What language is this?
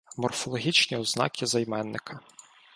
Ukrainian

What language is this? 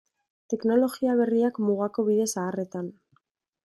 Basque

